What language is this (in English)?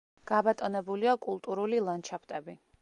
Georgian